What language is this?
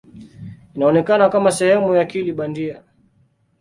Swahili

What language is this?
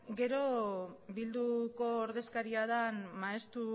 Basque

